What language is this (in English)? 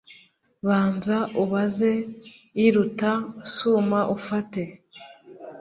Kinyarwanda